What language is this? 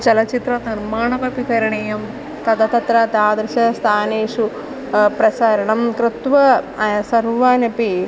Sanskrit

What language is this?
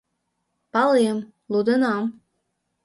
Mari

